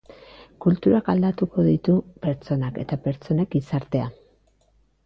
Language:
Basque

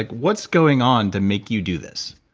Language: English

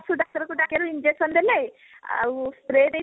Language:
Odia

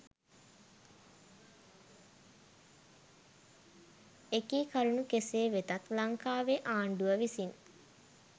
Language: Sinhala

